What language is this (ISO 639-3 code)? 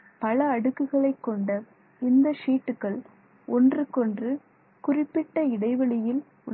tam